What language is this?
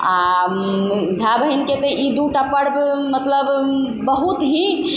Maithili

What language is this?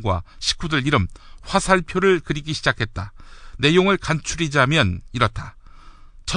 Korean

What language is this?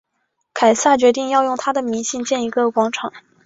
Chinese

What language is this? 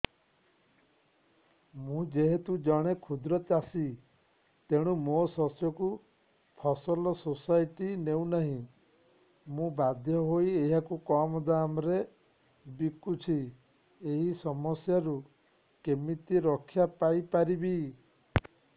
Odia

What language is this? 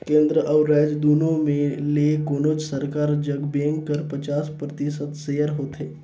Chhattisgarhi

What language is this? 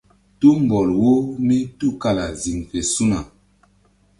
Mbum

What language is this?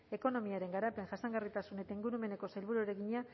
Basque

